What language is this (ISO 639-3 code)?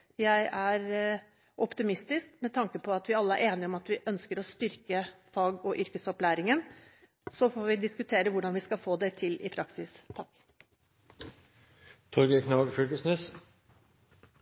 nob